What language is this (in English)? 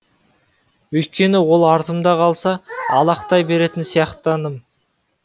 Kazakh